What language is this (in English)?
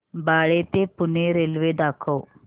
Marathi